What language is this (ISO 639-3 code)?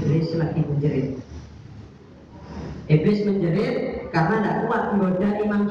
ind